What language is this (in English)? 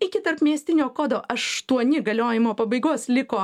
Lithuanian